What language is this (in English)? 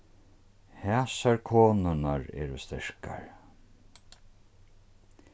Faroese